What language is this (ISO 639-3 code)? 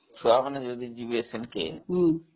ori